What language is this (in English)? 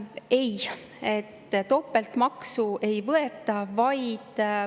Estonian